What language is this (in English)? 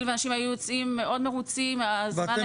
Hebrew